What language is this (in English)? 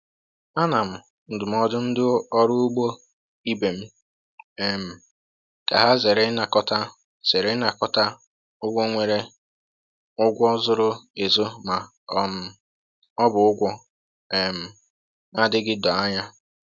Igbo